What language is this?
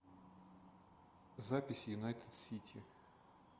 Russian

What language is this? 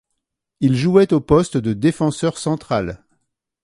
French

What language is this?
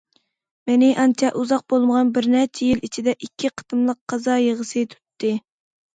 Uyghur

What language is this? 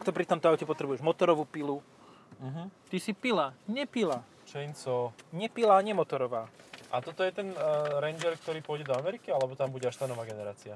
Slovak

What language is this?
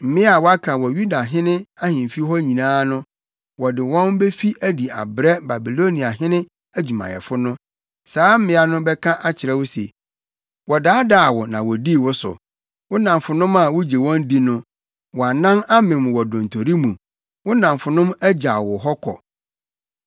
Akan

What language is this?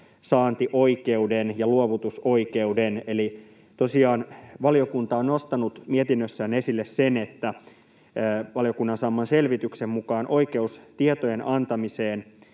Finnish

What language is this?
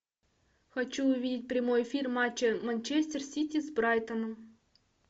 Russian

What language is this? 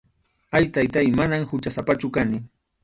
Arequipa-La Unión Quechua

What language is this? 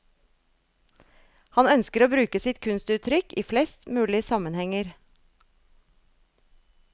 Norwegian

